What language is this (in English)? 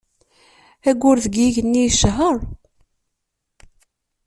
Kabyle